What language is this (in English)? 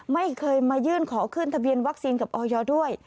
Thai